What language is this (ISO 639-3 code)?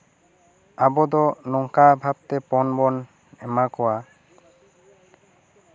sat